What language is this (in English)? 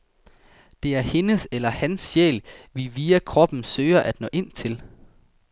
Danish